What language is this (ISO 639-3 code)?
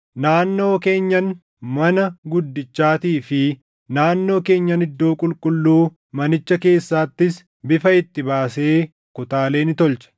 orm